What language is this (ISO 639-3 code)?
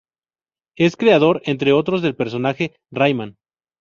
spa